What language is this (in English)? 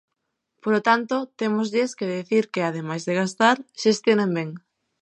Galician